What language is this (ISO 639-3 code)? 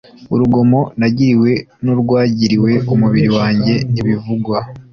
kin